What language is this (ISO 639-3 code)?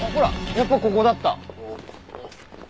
jpn